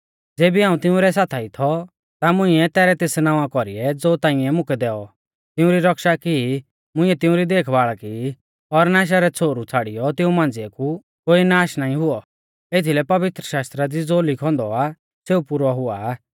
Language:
Mahasu Pahari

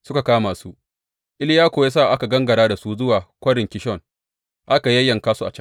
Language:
Hausa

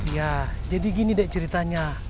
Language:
Indonesian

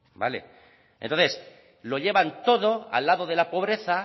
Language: Spanish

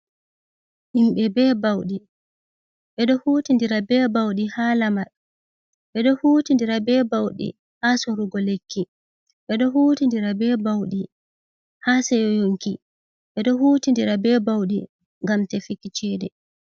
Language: Fula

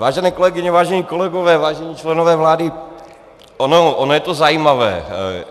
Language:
Czech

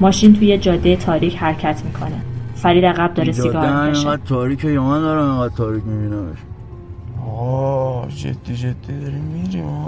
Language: Persian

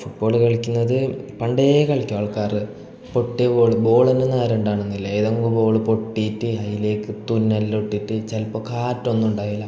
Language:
Malayalam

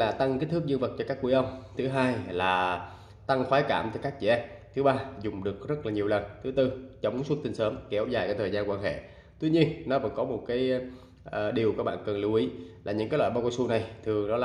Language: Vietnamese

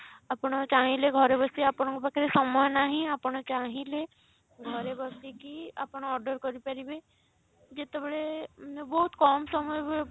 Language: Odia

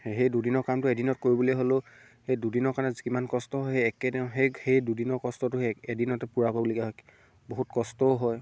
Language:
Assamese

